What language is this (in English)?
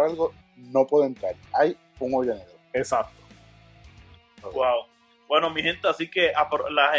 Spanish